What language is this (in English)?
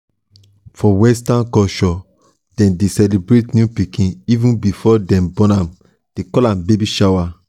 Nigerian Pidgin